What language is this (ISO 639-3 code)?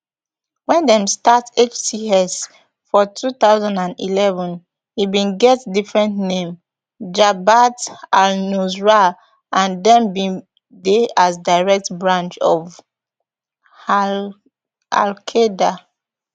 pcm